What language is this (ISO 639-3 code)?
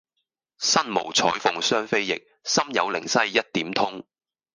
yue